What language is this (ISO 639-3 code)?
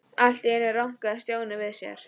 isl